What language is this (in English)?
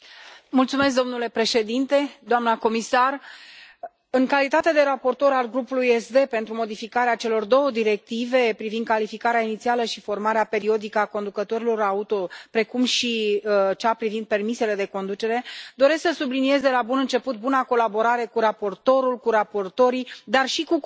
Romanian